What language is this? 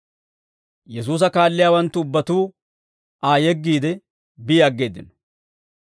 Dawro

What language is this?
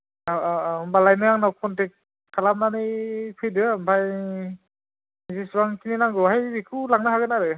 Bodo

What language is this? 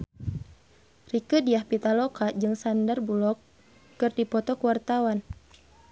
Sundanese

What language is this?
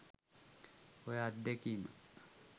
Sinhala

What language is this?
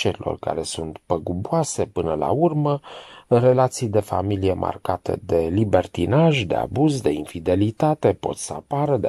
Romanian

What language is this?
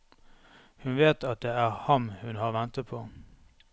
Norwegian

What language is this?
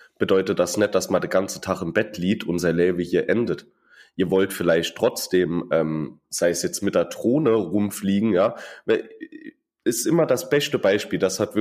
German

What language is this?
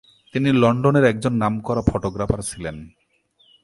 Bangla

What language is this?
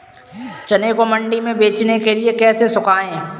Hindi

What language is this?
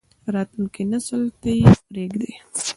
Pashto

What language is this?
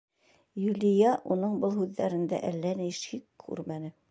Bashkir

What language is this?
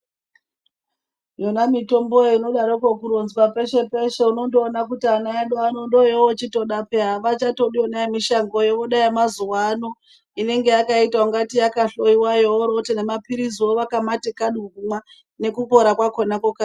Ndau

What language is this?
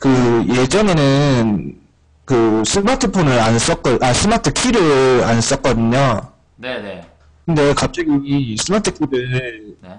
Korean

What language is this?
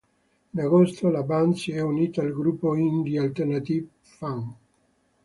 Italian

